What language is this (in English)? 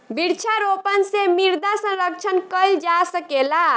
Bhojpuri